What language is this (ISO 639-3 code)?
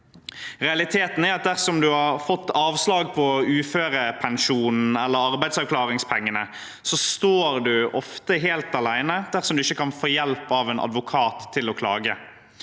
nor